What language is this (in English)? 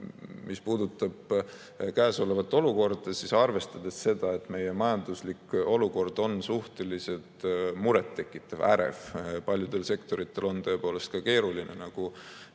Estonian